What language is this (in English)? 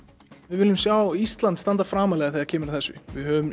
Icelandic